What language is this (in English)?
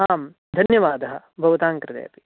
Sanskrit